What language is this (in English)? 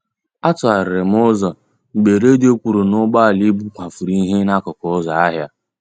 Igbo